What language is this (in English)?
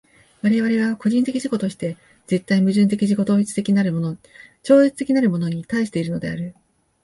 Japanese